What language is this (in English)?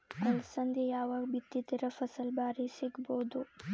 Kannada